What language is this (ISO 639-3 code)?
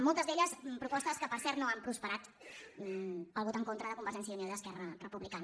cat